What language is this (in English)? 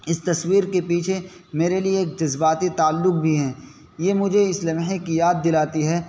Urdu